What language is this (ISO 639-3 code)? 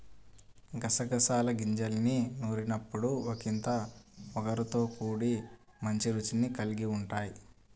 tel